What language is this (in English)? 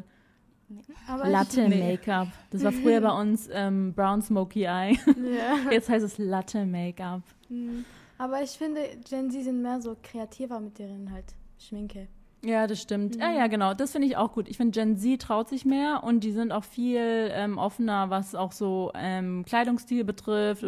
German